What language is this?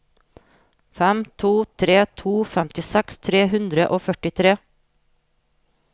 Norwegian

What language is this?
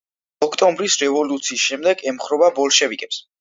Georgian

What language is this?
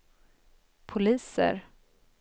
Swedish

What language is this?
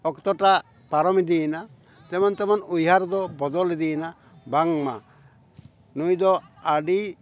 Santali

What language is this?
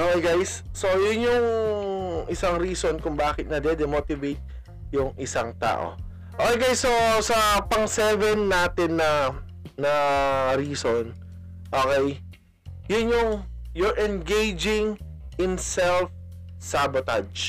Filipino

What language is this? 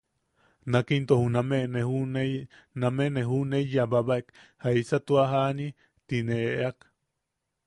Yaqui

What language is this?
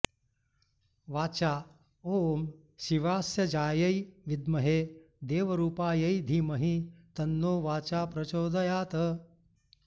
Sanskrit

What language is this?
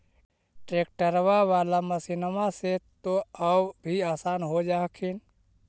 Magahi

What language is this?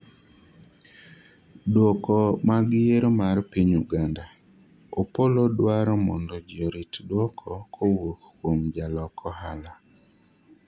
Luo (Kenya and Tanzania)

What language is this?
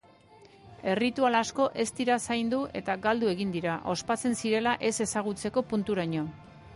Basque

